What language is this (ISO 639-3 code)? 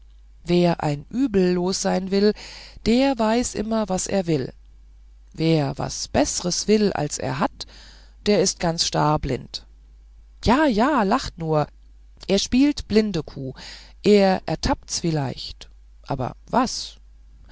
deu